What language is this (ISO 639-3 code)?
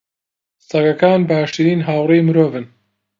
ckb